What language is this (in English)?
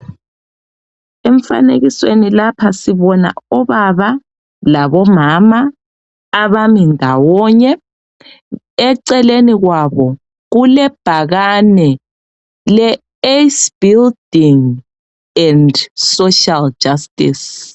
North Ndebele